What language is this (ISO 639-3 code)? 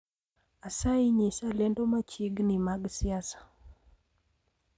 luo